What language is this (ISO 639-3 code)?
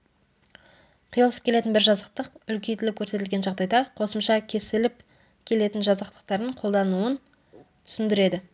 kaz